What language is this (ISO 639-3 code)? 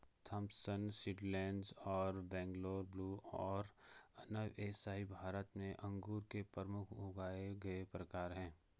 hin